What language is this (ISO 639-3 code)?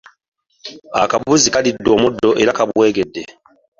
lug